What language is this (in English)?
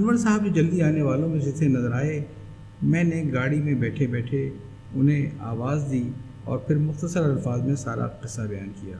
Urdu